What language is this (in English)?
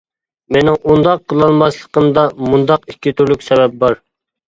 Uyghur